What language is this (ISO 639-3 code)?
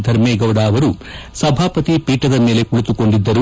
kan